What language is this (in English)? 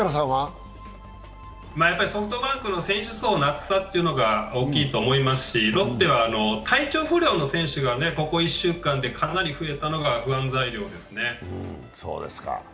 Japanese